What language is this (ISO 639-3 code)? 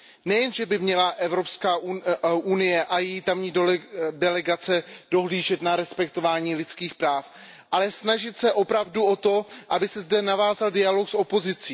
ces